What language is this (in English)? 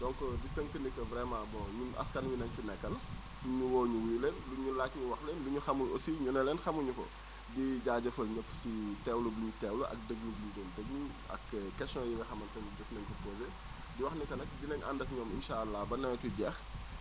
Wolof